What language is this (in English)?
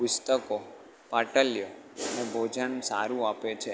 Gujarati